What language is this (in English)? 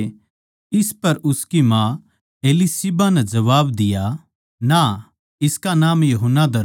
Haryanvi